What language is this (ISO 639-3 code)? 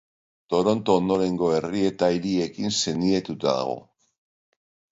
eus